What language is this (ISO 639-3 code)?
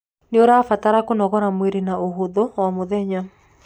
kik